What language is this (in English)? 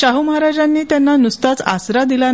Marathi